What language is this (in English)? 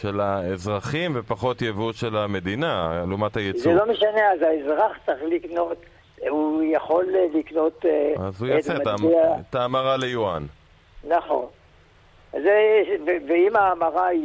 Hebrew